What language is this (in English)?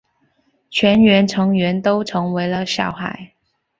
Chinese